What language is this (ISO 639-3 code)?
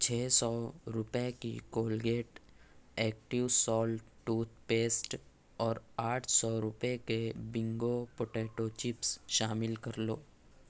urd